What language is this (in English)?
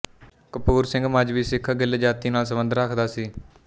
Punjabi